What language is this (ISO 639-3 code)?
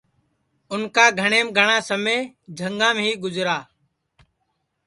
ssi